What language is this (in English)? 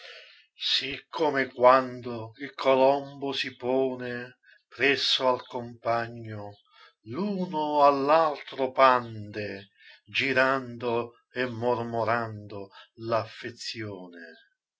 Italian